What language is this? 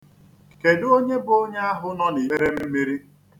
Igbo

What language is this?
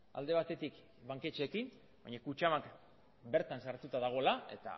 Basque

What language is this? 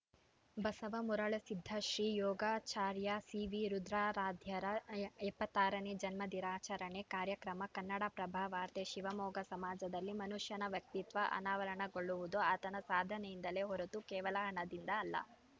Kannada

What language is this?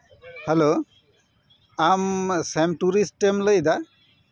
Santali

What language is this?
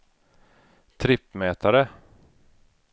Swedish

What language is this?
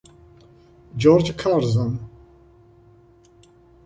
Italian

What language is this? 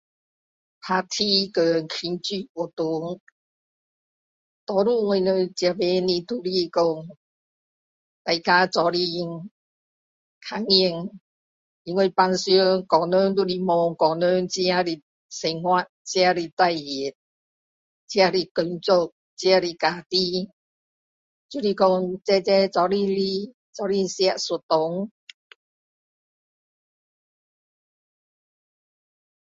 Min Dong Chinese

